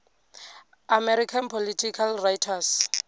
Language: Venda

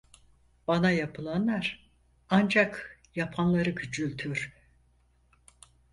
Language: Turkish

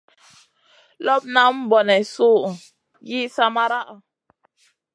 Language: Masana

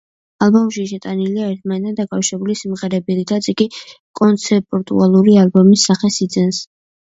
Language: Georgian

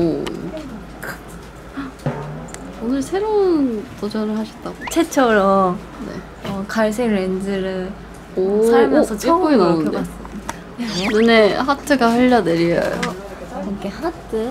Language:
Korean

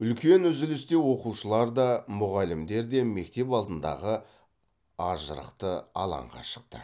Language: Kazakh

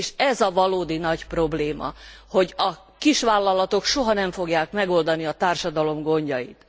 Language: Hungarian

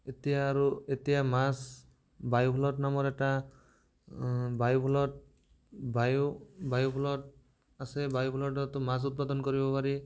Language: Assamese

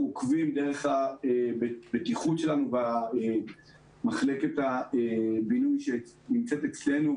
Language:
Hebrew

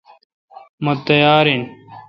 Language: Kalkoti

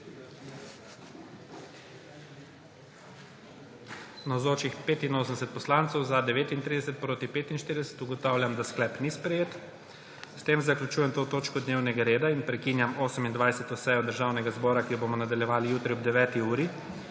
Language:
Slovenian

